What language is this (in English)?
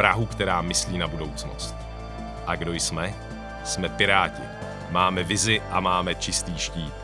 Czech